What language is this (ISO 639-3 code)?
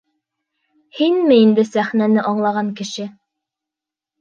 bak